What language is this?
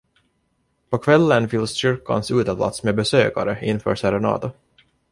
Swedish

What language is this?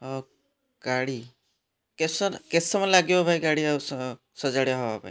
Odia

